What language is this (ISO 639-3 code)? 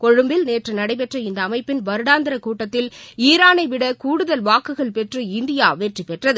tam